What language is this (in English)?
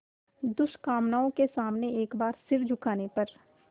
Hindi